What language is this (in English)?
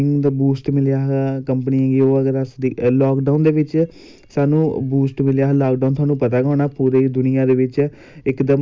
Dogri